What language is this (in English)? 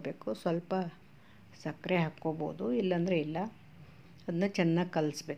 Kannada